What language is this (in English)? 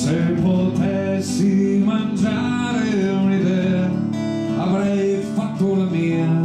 Italian